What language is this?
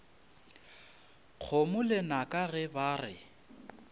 Northern Sotho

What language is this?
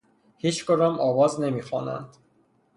Persian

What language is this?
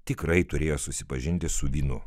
Lithuanian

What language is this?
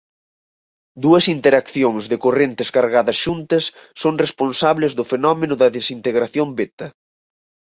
Galician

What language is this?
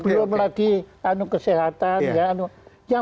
Indonesian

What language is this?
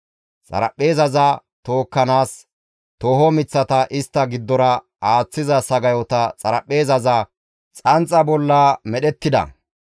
Gamo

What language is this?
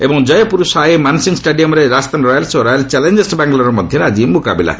Odia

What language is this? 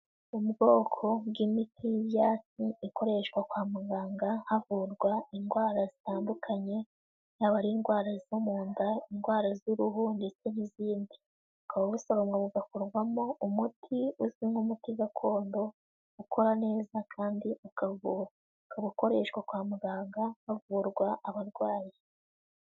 Kinyarwanda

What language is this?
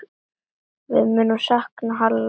Icelandic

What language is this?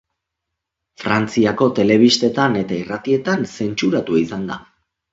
Basque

